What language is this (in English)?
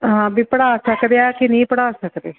Punjabi